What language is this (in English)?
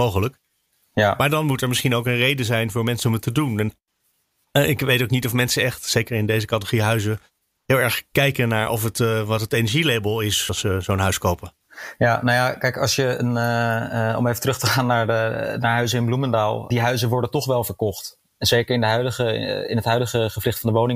Dutch